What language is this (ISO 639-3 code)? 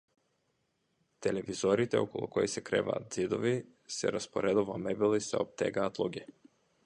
mkd